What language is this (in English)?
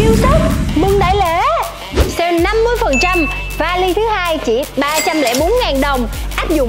Vietnamese